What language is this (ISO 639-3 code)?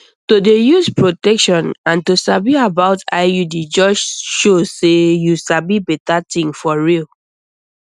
pcm